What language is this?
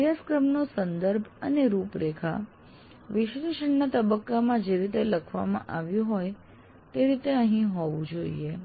Gujarati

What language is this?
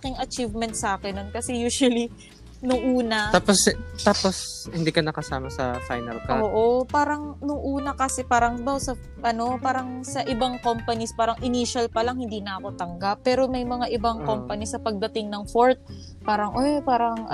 Filipino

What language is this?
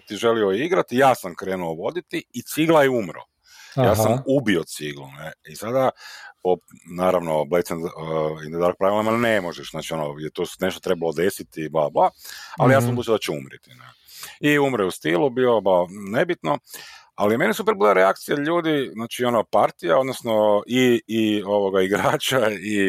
Croatian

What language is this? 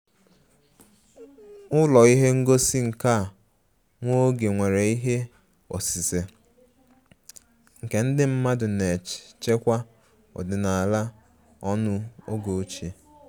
Igbo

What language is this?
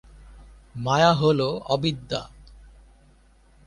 Bangla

